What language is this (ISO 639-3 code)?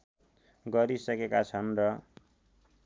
nep